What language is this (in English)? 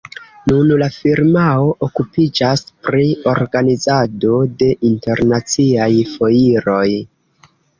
Esperanto